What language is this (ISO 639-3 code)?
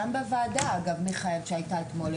heb